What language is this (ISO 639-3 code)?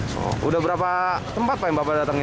ind